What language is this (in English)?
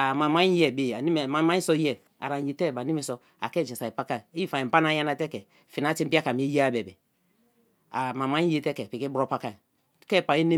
Kalabari